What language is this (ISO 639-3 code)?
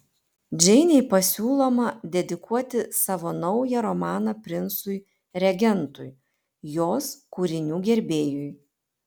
lit